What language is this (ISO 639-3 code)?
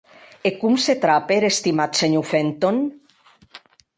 oci